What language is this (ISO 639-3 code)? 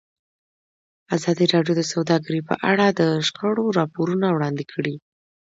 pus